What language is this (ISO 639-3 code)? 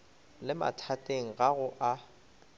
nso